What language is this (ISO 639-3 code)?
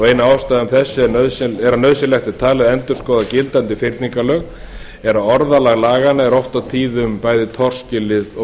isl